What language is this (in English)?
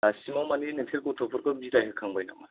Bodo